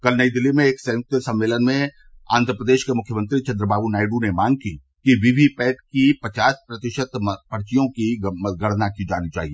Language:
Hindi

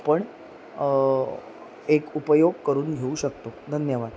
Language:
Marathi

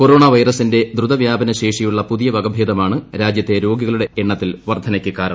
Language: Malayalam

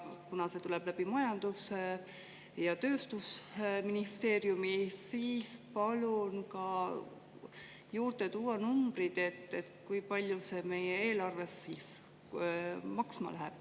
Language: Estonian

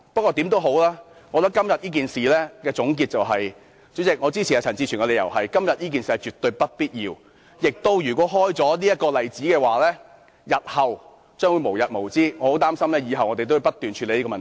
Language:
Cantonese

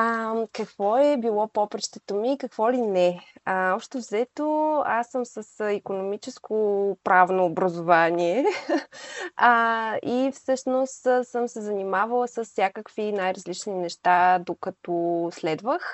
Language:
Bulgarian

